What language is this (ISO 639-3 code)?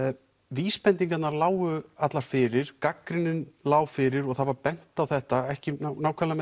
isl